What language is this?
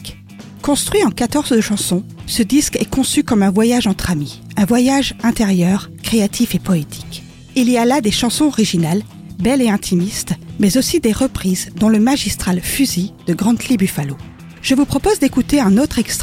French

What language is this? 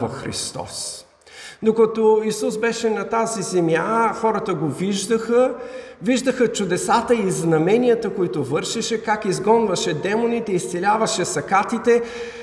Bulgarian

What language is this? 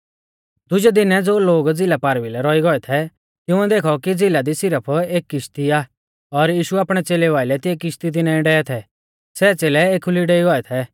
Mahasu Pahari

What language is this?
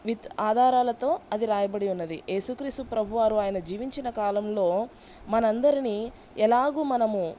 Telugu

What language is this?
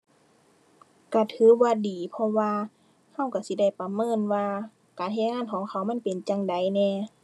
Thai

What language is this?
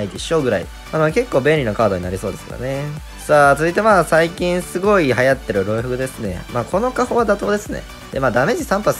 Japanese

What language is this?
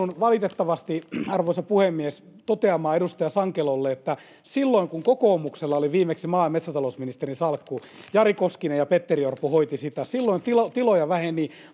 Finnish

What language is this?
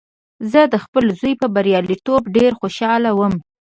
Pashto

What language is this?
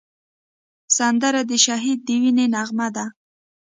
Pashto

